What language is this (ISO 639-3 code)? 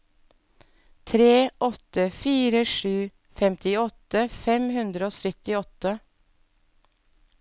nor